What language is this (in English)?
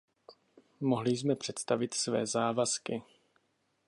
Czech